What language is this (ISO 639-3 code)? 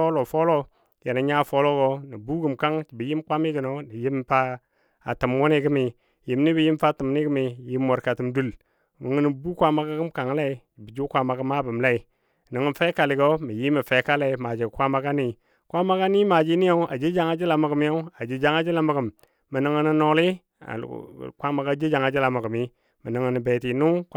dbd